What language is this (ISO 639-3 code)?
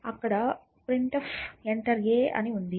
tel